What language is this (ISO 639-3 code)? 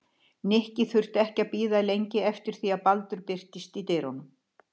isl